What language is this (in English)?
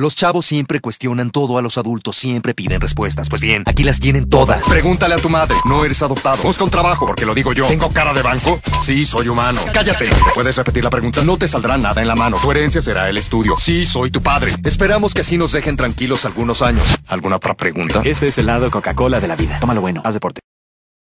Spanish